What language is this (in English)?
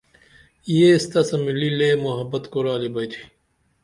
Dameli